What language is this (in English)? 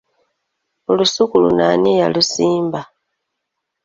Ganda